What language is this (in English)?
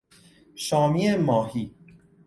Persian